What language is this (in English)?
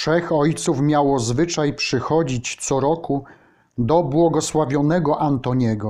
Polish